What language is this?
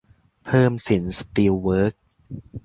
Thai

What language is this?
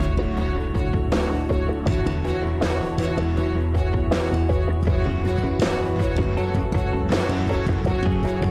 Indonesian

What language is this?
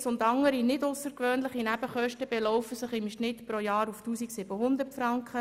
Swiss German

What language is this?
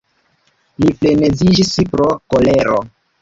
Esperanto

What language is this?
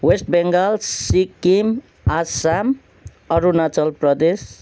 Nepali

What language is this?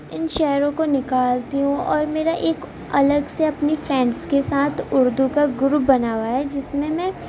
Urdu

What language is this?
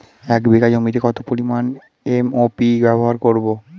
Bangla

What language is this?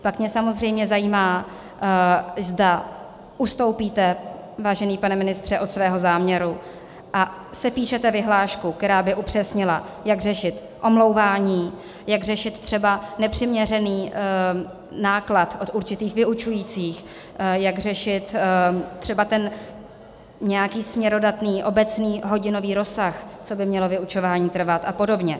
Czech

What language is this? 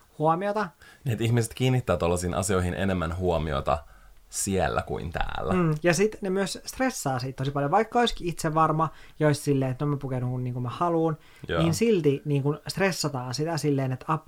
Finnish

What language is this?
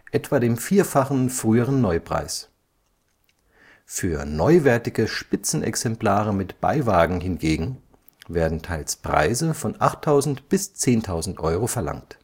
German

